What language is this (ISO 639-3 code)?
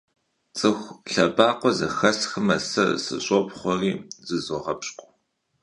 kbd